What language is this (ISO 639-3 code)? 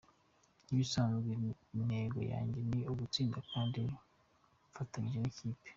kin